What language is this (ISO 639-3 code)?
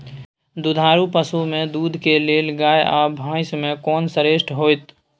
mai